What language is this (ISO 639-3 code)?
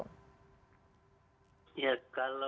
ind